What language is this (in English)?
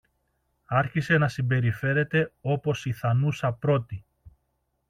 Greek